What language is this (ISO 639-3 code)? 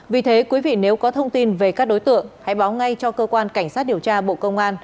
vie